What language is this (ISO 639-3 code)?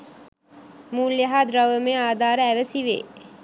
sin